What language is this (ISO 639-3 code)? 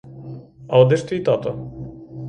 ukr